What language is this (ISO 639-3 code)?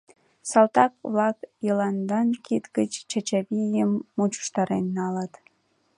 chm